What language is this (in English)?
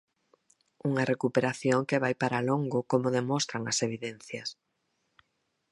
Galician